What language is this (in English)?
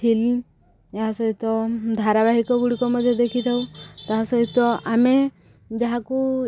Odia